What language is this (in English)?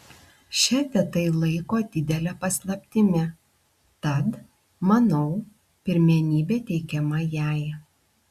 Lithuanian